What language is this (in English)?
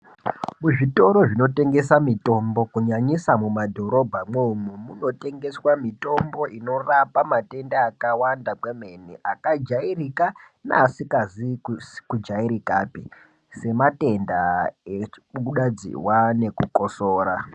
Ndau